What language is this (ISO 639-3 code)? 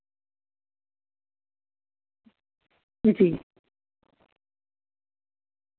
doi